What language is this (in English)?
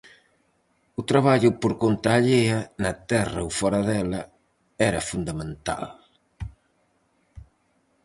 Galician